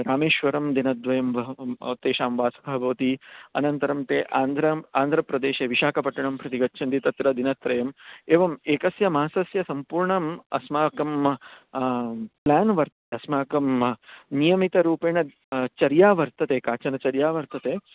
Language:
Sanskrit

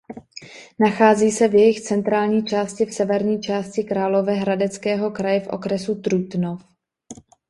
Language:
Czech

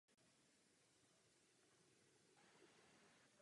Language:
Czech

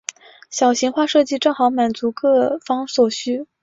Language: Chinese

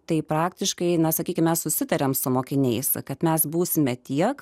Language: Lithuanian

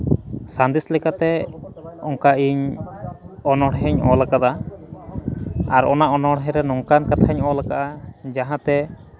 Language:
Santali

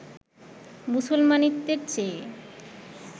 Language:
Bangla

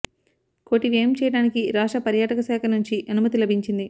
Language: Telugu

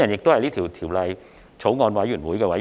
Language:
Cantonese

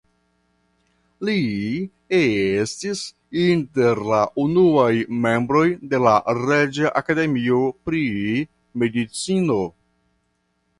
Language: Esperanto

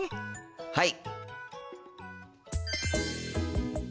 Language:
Japanese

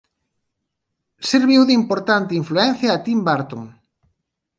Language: Galician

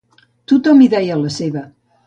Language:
Catalan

